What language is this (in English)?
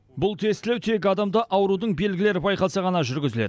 Kazakh